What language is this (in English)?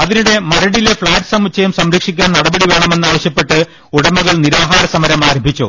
Malayalam